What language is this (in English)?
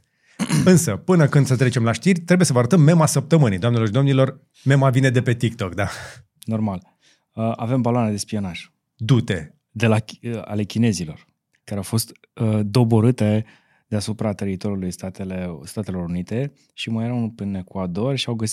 Romanian